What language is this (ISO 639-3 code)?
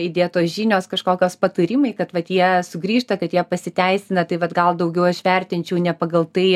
lit